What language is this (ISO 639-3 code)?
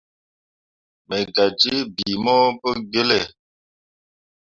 mua